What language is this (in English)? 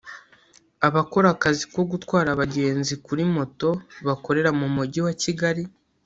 Kinyarwanda